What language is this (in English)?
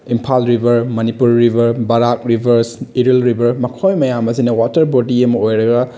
Manipuri